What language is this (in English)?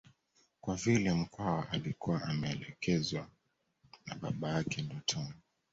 Swahili